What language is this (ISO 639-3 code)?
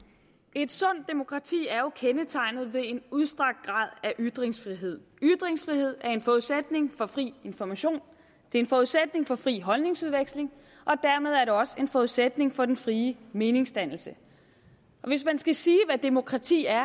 dan